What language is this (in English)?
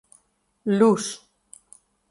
Portuguese